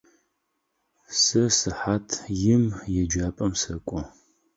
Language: Adyghe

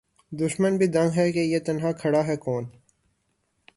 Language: Urdu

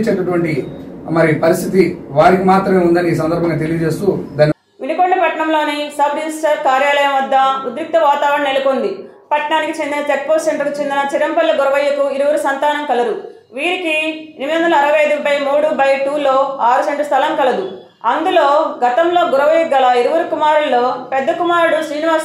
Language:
Telugu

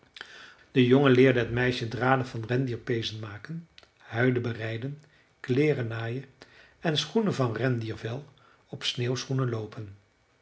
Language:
Dutch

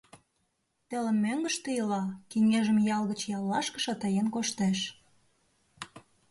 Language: Mari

